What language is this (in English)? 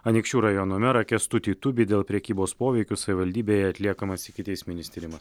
Lithuanian